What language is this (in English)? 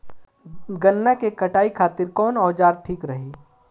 Bhojpuri